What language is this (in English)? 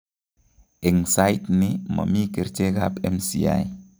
Kalenjin